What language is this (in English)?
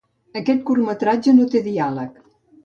Catalan